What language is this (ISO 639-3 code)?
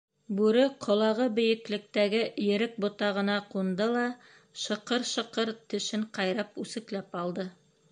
bak